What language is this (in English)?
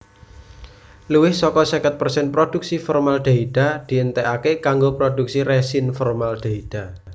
Javanese